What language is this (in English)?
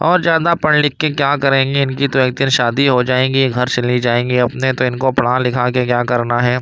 Urdu